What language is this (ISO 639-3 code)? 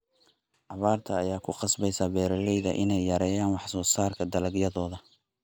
som